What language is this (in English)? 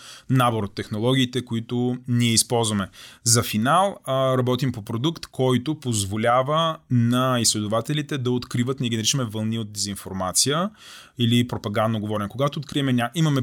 Bulgarian